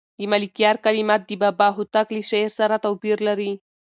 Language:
Pashto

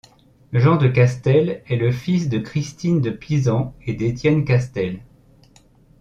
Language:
French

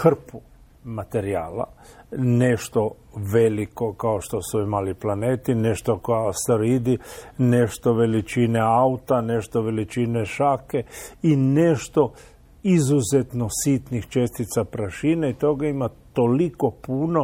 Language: Croatian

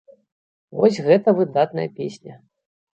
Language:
Belarusian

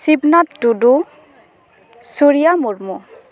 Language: Santali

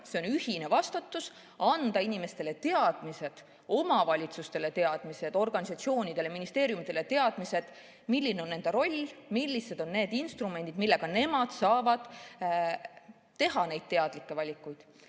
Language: Estonian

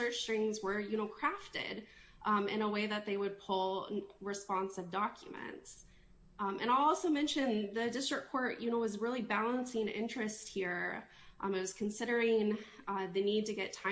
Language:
English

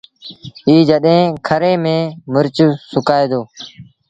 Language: Sindhi Bhil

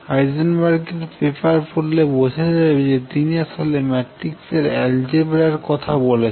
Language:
Bangla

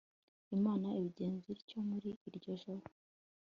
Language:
Kinyarwanda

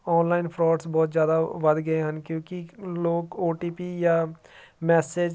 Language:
Punjabi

